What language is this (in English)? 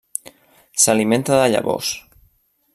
Catalan